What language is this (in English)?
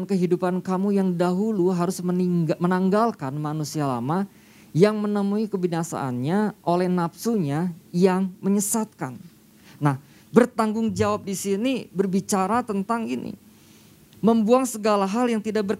Indonesian